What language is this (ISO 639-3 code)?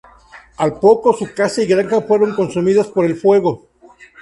spa